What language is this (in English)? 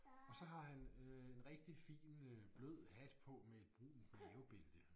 Danish